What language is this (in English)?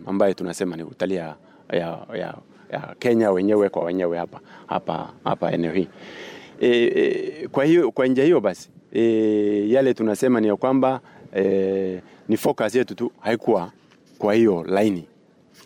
Swahili